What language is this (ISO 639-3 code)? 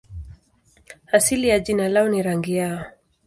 swa